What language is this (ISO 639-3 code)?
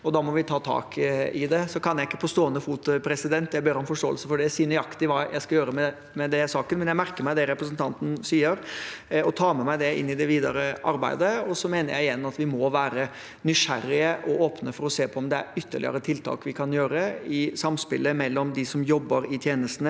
nor